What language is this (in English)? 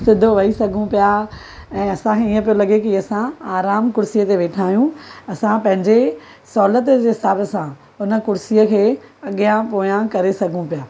Sindhi